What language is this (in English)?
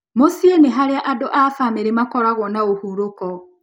Kikuyu